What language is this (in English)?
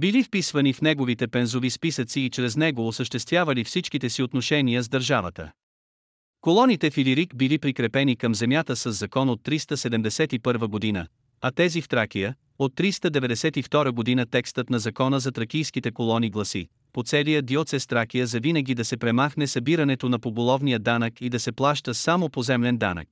Bulgarian